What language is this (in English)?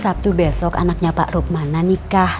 Indonesian